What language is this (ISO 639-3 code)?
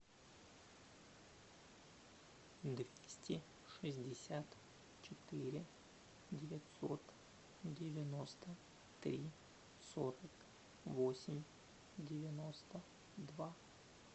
rus